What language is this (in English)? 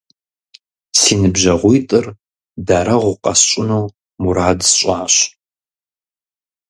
Kabardian